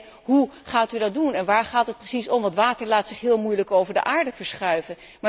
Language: Dutch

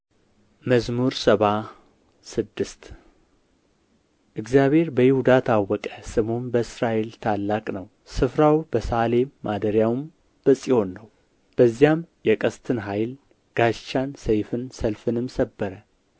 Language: Amharic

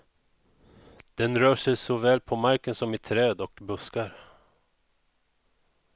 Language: Swedish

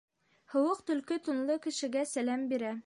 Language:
Bashkir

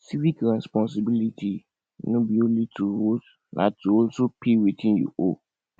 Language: Nigerian Pidgin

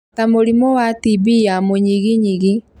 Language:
Kikuyu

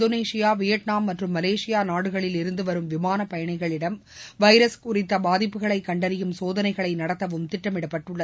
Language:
Tamil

